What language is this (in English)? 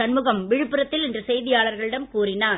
Tamil